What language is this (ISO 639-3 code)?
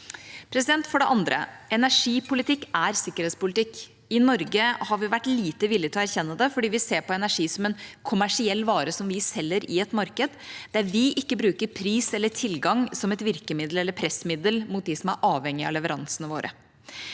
nor